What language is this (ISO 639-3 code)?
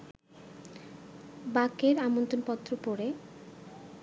ben